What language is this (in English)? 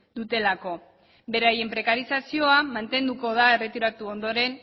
Basque